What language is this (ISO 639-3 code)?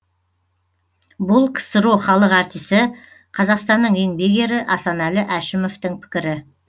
kaz